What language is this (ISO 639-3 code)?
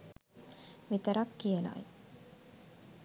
sin